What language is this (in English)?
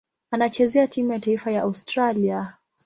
Swahili